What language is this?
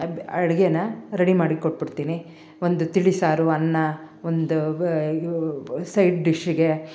Kannada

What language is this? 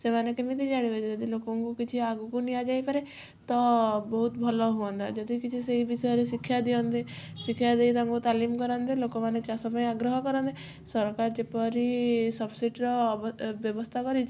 Odia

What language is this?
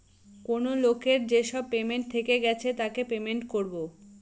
Bangla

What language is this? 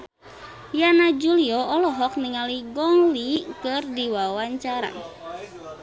Sundanese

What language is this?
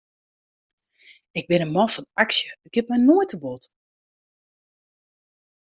Western Frisian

